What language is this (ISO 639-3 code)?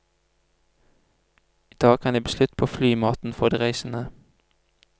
nor